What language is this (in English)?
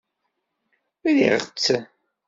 Kabyle